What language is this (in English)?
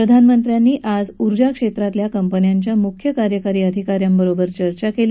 Marathi